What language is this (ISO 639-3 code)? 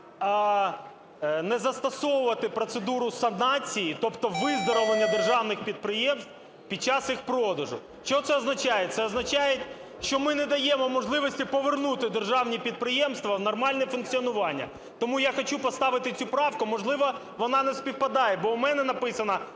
ukr